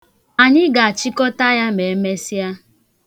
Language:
Igbo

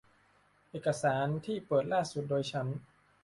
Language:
Thai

